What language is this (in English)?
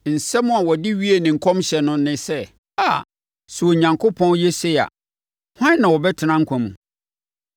Akan